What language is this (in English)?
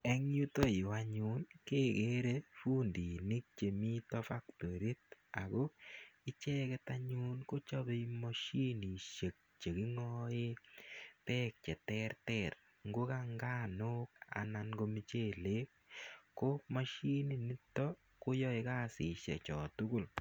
Kalenjin